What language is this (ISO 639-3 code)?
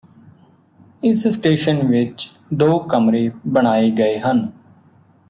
pan